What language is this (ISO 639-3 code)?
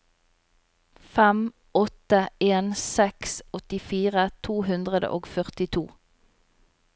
nor